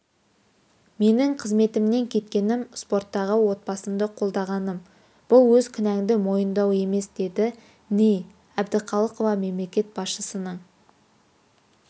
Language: Kazakh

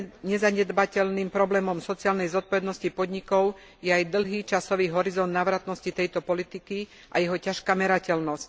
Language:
Slovak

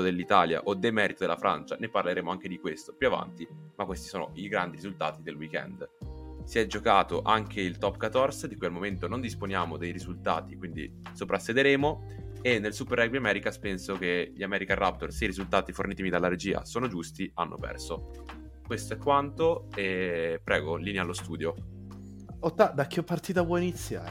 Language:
Italian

